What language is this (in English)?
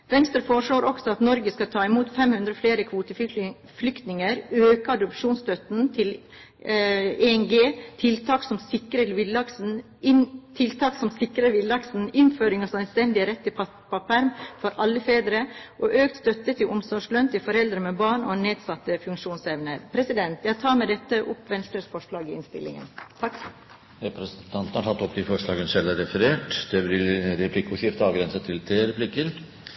Norwegian